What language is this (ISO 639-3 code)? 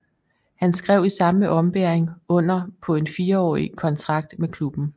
dan